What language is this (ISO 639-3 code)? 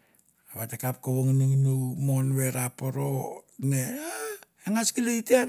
tbf